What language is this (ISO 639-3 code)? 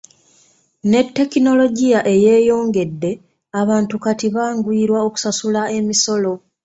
lug